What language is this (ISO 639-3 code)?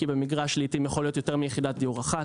heb